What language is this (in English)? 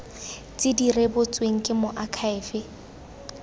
Tswana